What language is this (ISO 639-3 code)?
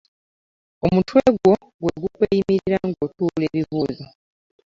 lug